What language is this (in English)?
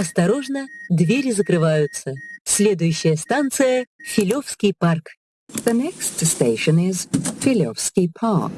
Russian